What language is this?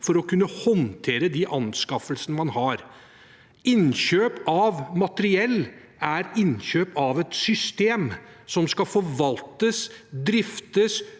Norwegian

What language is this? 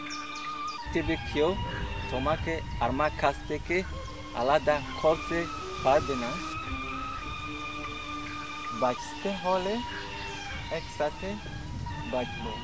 Bangla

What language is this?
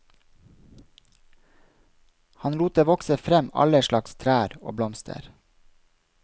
Norwegian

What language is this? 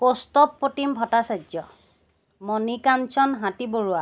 Assamese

